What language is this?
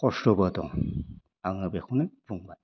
Bodo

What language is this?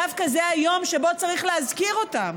Hebrew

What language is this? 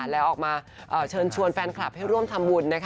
Thai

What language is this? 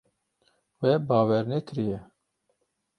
Kurdish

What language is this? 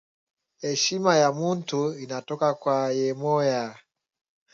Swahili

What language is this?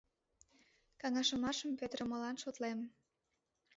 Mari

